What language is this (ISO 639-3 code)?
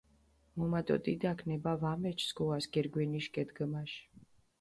xmf